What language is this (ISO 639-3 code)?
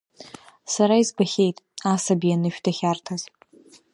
abk